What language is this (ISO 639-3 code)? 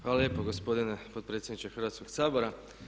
hrv